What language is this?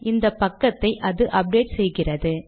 Tamil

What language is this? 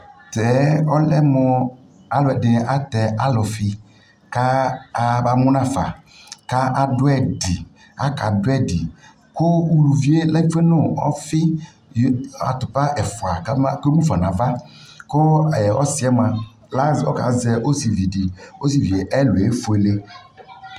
Ikposo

